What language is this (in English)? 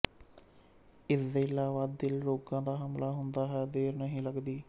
Punjabi